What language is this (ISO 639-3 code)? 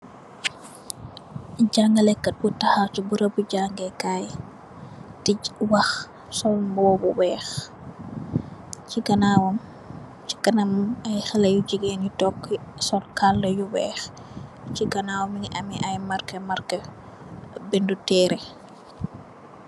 wol